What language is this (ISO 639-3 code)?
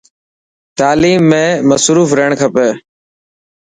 mki